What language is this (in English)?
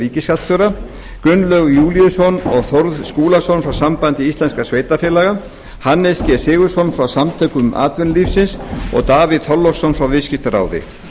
Icelandic